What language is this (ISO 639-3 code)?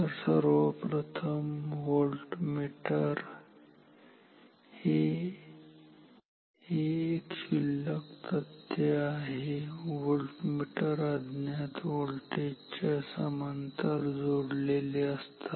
mar